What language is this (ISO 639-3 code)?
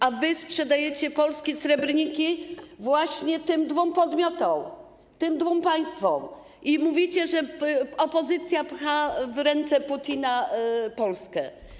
pol